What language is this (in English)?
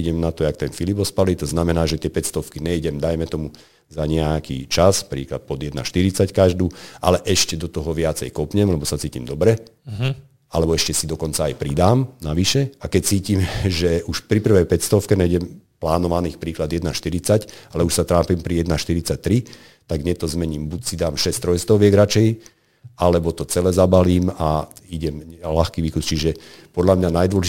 Slovak